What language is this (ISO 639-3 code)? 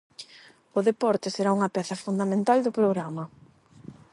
glg